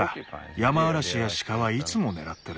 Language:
Japanese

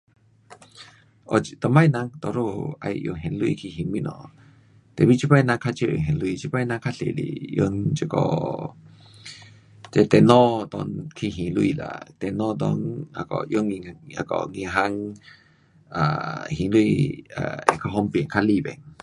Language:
Pu-Xian Chinese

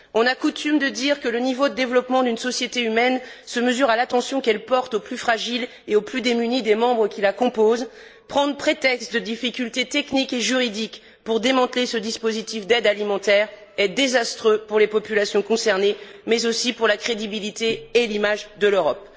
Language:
French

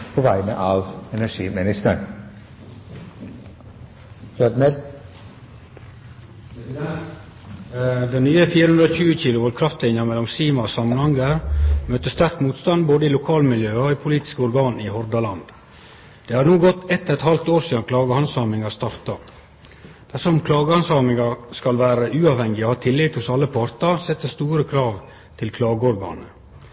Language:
Norwegian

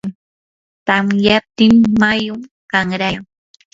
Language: Yanahuanca Pasco Quechua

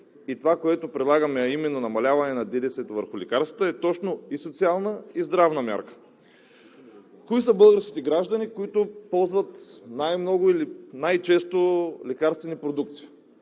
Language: Bulgarian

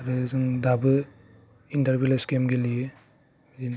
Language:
Bodo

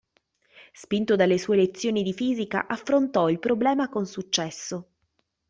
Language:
Italian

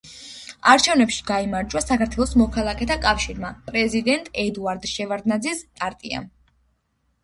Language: Georgian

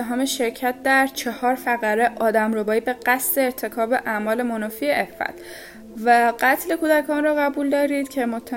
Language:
Persian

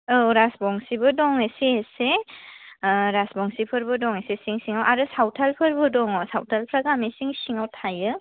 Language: Bodo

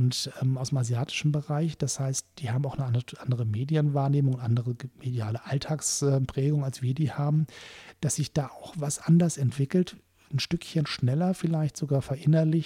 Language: German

